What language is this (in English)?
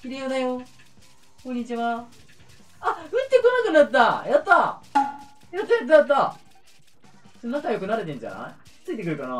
Japanese